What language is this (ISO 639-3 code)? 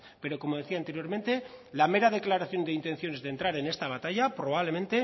spa